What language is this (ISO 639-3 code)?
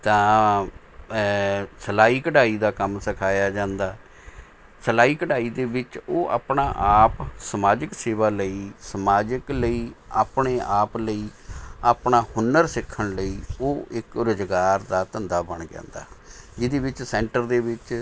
pan